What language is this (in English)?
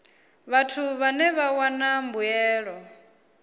Venda